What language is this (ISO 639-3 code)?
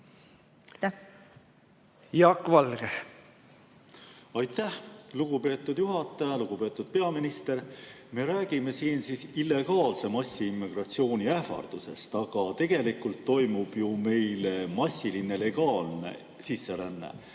est